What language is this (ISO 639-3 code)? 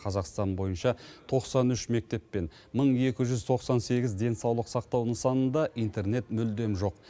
kaz